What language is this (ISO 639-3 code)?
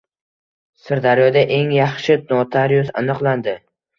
uzb